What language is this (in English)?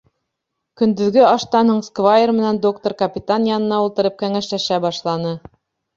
Bashkir